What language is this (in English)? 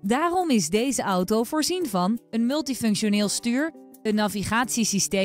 Dutch